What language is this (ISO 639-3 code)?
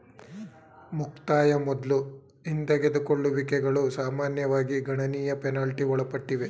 kan